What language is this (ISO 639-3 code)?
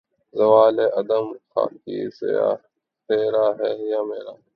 urd